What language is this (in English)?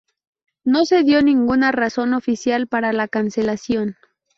Spanish